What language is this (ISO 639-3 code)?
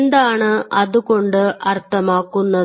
mal